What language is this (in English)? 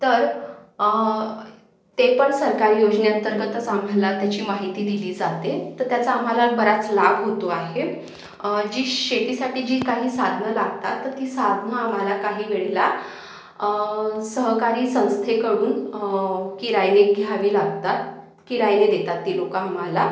Marathi